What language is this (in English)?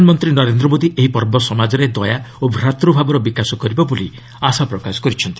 Odia